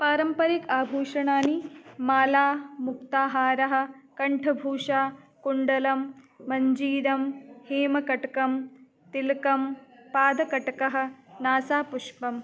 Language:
Sanskrit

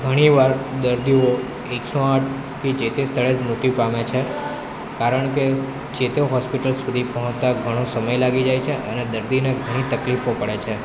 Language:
Gujarati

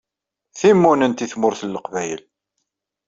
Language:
Kabyle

